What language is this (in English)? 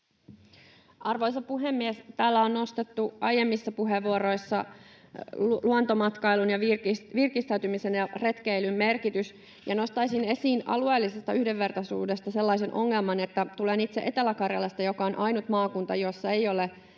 Finnish